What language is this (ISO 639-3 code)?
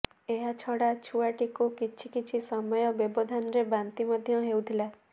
ori